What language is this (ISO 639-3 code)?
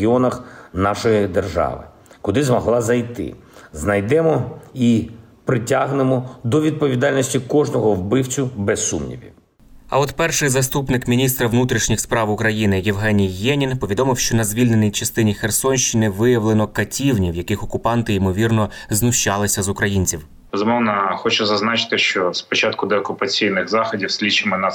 ukr